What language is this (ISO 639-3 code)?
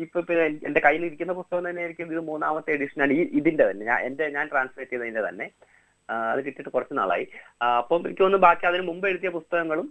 mal